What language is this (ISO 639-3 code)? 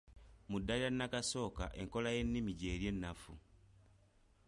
lug